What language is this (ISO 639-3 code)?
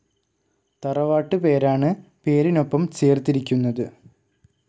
mal